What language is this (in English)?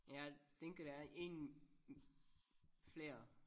Danish